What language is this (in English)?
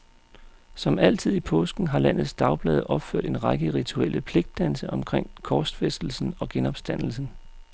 Danish